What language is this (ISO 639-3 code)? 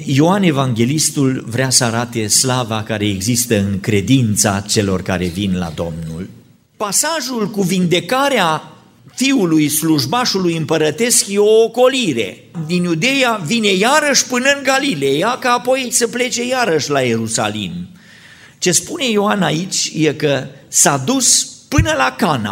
ron